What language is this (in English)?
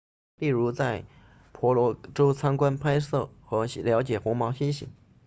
Chinese